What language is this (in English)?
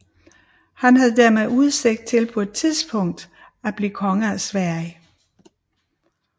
Danish